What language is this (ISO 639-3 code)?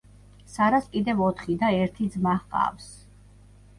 kat